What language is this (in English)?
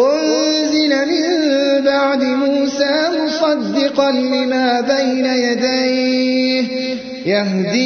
Arabic